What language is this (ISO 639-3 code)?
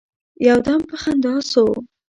pus